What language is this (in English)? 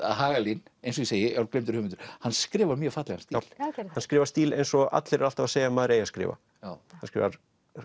Icelandic